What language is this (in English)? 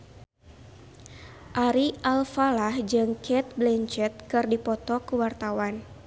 Sundanese